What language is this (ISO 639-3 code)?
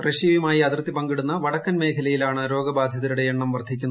mal